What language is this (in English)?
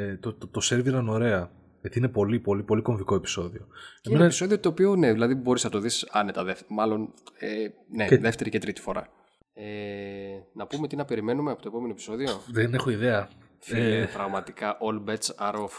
Greek